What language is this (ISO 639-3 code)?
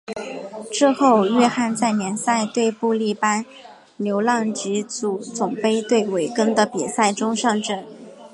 zho